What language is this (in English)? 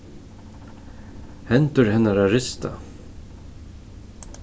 Faroese